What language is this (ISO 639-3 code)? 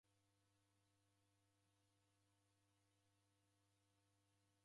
dav